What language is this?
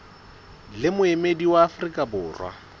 Southern Sotho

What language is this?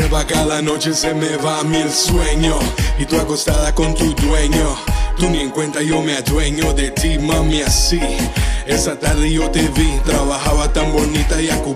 Bulgarian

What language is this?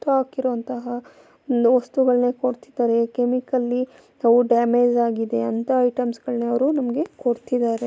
Kannada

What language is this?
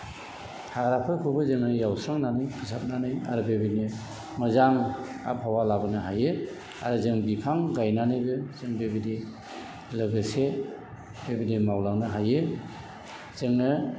Bodo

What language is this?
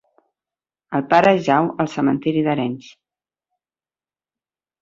Catalan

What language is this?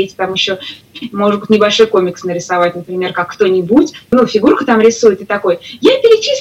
Russian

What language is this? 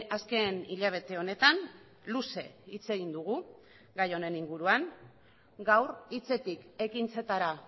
Basque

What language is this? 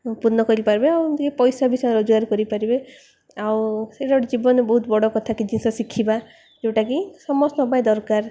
Odia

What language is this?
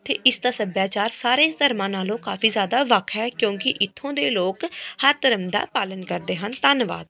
Punjabi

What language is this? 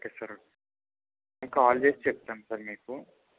Telugu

